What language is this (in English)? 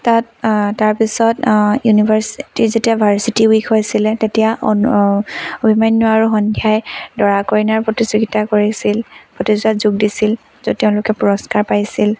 Assamese